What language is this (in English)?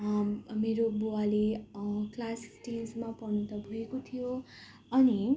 Nepali